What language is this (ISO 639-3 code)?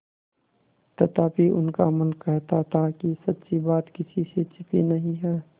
hin